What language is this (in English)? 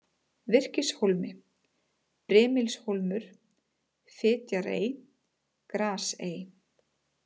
Icelandic